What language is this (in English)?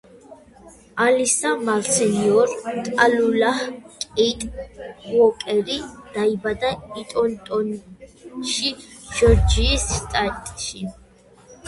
Georgian